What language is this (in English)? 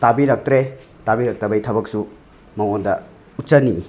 Manipuri